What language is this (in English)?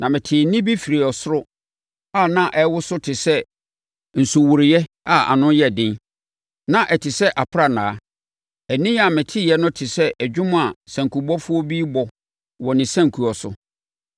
Akan